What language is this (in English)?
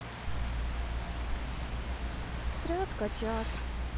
Russian